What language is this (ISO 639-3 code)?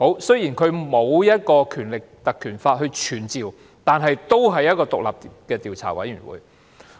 yue